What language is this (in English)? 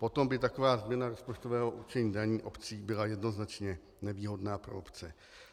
Czech